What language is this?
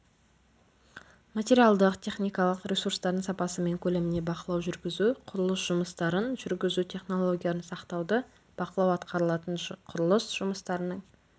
Kazakh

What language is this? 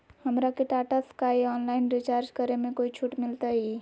Magahi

